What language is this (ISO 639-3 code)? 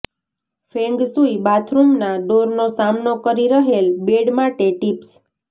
guj